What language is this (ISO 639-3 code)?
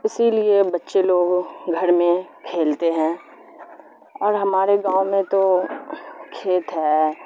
urd